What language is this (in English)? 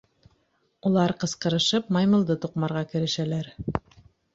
Bashkir